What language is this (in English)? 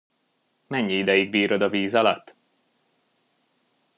Hungarian